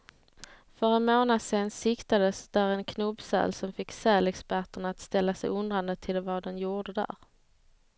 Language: Swedish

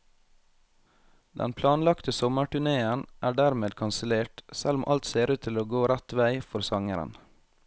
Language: Norwegian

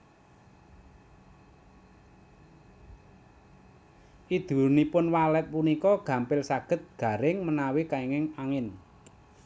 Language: Javanese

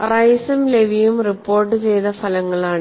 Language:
Malayalam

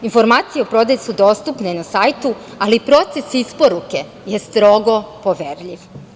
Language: Serbian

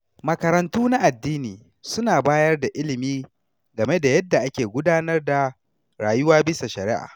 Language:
Hausa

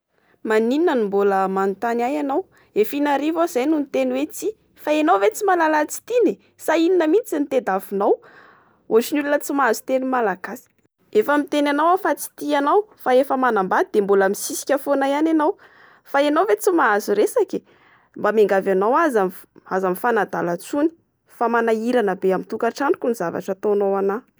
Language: Malagasy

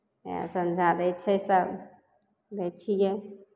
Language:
Maithili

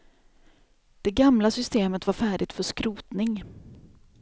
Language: Swedish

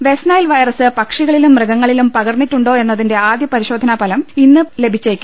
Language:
Malayalam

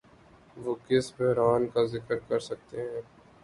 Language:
Urdu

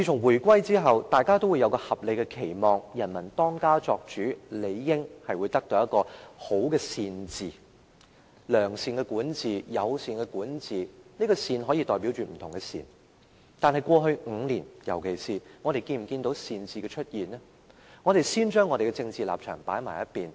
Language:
Cantonese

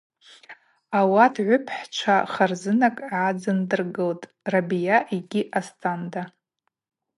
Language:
Abaza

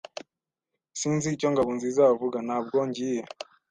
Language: Kinyarwanda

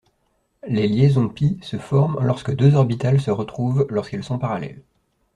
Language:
French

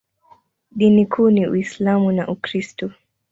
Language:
Swahili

